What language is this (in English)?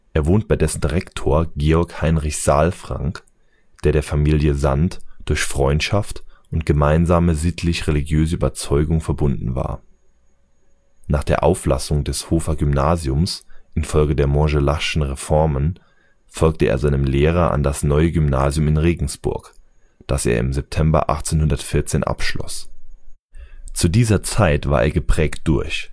German